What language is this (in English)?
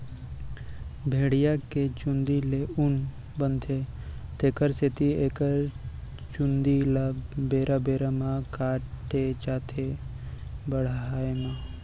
Chhattisgarhi